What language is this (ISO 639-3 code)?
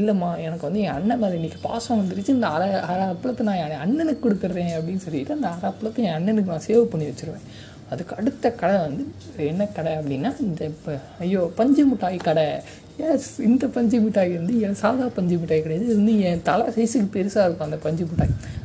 tam